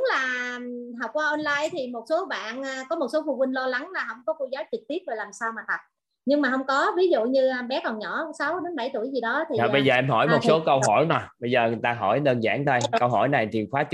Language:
Vietnamese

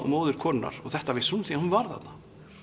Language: Icelandic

